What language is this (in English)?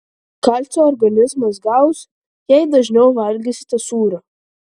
Lithuanian